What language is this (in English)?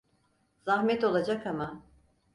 Turkish